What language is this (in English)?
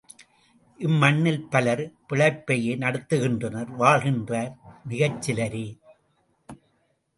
Tamil